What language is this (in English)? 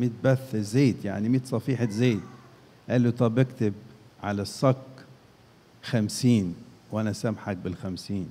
Arabic